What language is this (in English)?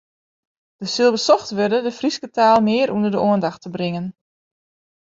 Western Frisian